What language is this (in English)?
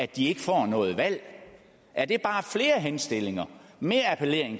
Danish